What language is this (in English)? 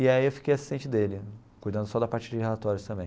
Portuguese